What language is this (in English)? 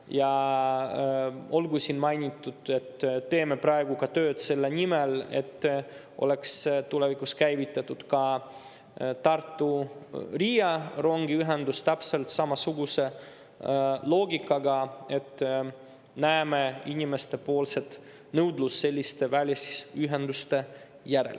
Estonian